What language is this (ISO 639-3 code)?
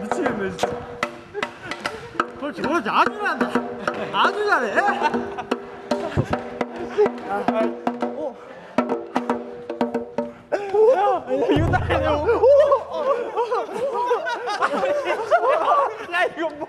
kor